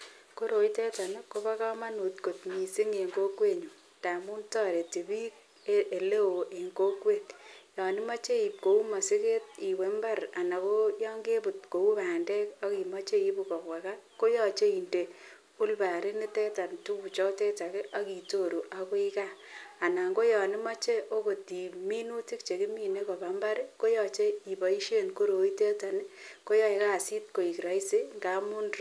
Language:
Kalenjin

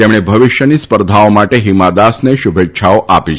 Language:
Gujarati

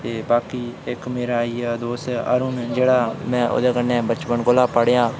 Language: Dogri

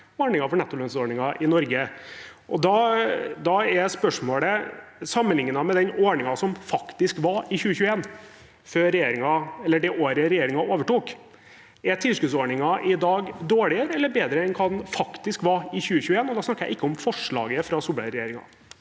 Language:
Norwegian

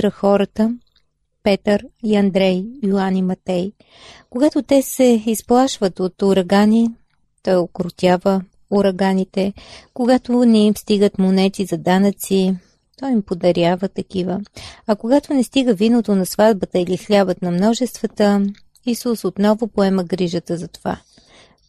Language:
Bulgarian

